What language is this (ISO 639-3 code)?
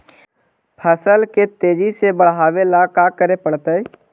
mag